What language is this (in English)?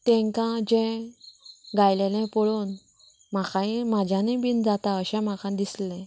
Konkani